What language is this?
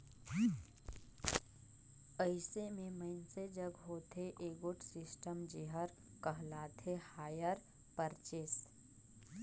Chhattisgarhi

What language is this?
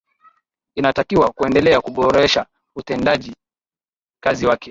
Swahili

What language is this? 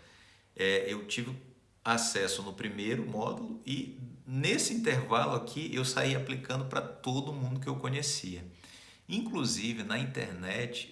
Portuguese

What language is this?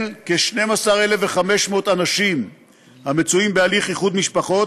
Hebrew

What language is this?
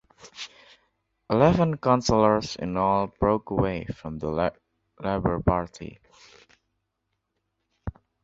English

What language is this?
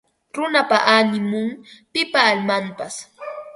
Ambo-Pasco Quechua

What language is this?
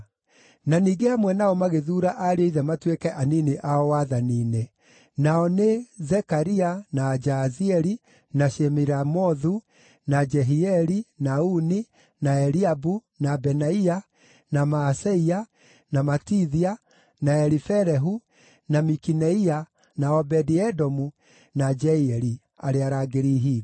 Kikuyu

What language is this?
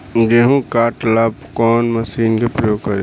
Bhojpuri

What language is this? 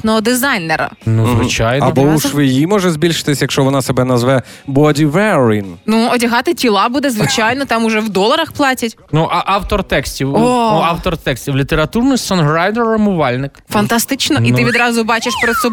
Ukrainian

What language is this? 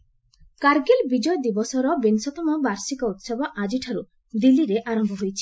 Odia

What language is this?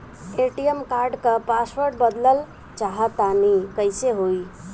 Bhojpuri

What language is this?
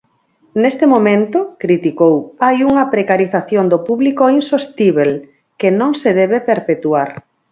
Galician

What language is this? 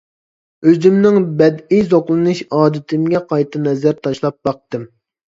Uyghur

